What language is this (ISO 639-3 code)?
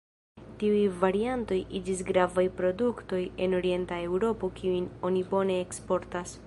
epo